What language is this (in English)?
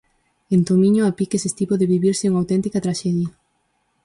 Galician